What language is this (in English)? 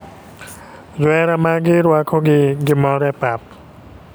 Luo (Kenya and Tanzania)